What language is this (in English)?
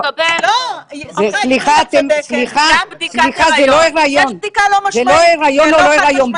Hebrew